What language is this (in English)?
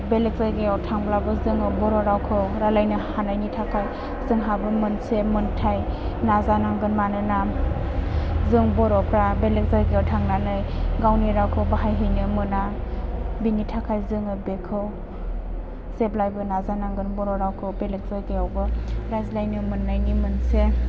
Bodo